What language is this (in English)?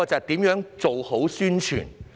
Cantonese